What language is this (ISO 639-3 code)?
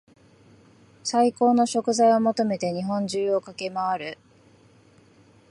jpn